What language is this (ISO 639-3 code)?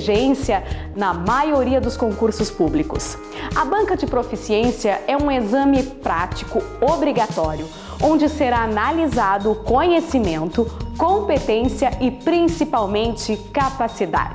por